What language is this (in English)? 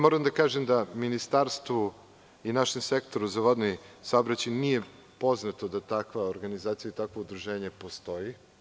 Serbian